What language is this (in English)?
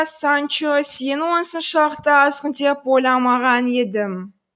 Kazakh